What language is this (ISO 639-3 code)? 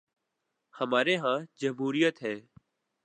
urd